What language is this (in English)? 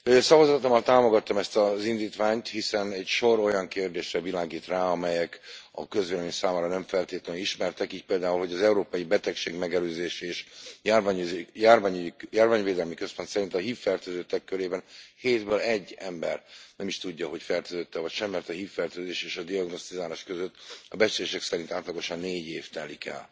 Hungarian